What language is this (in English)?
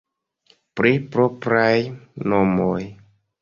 Esperanto